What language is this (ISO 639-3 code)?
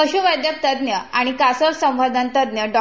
mar